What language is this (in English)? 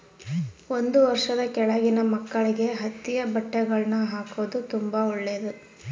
Kannada